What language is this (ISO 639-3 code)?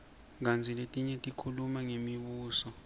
ssw